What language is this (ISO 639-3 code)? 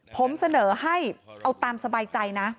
tha